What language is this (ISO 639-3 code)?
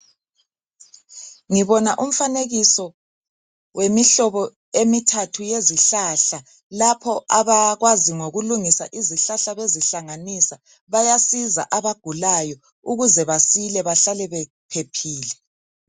nde